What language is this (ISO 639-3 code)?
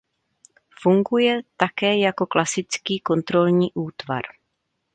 ces